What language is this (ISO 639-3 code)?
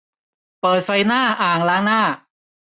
tha